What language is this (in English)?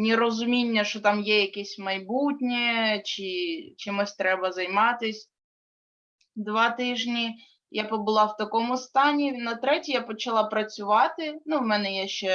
Ukrainian